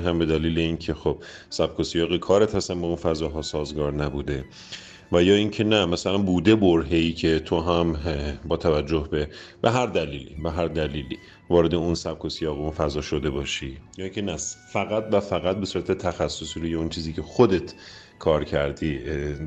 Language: Persian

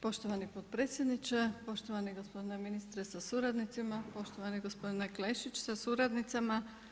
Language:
Croatian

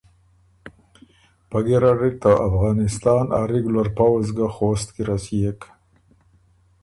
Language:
Ormuri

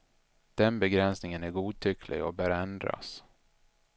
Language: Swedish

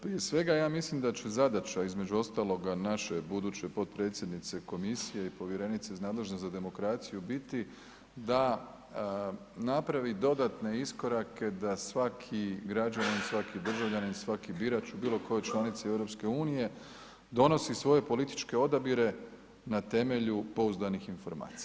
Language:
Croatian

